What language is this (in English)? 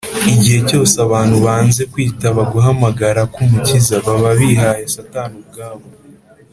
Kinyarwanda